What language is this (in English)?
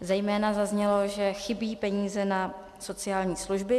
Czech